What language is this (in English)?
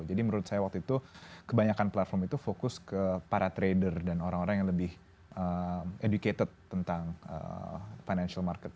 Indonesian